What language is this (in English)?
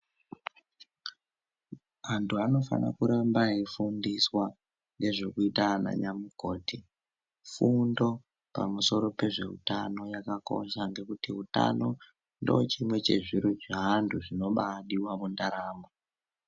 Ndau